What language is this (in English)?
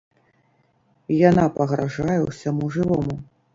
Belarusian